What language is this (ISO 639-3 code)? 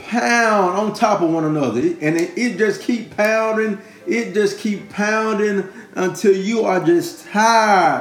eng